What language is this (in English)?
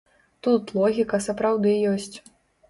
Belarusian